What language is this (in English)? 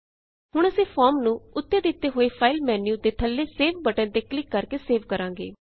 Punjabi